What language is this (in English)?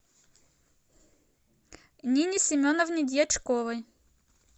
Russian